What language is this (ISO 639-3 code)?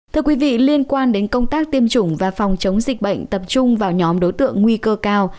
vie